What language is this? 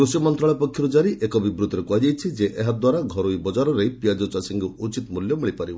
Odia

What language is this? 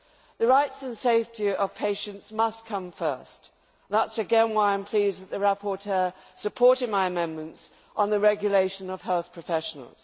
English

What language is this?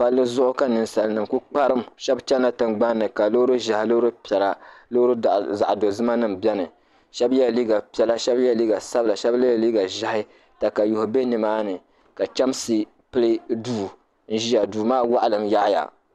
Dagbani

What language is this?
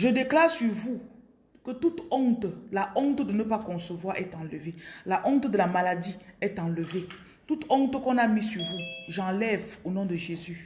French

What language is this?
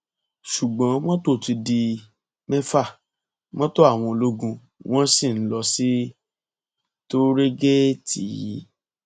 Yoruba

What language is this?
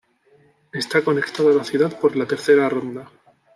Spanish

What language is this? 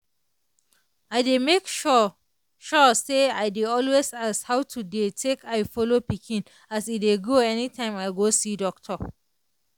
Nigerian Pidgin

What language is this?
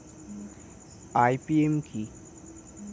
Bangla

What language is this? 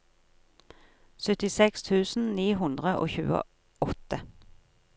Norwegian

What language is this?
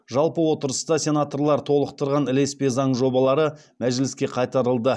Kazakh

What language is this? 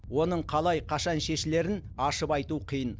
Kazakh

